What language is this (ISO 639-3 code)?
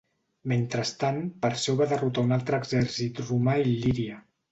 cat